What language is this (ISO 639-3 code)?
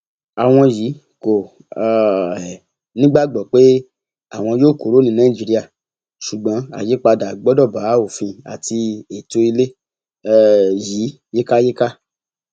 yor